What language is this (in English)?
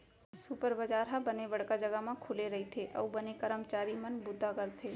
Chhattisgarhi